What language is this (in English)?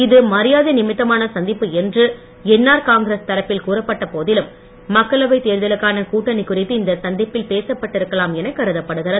Tamil